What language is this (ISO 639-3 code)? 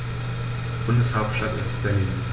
deu